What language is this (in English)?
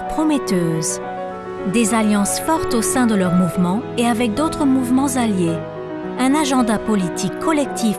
French